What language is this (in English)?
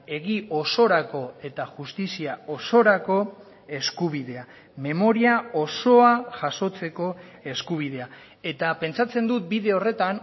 Basque